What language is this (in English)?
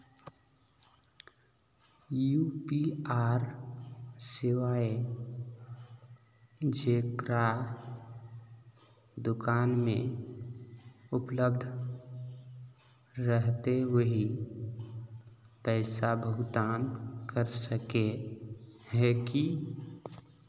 Magahi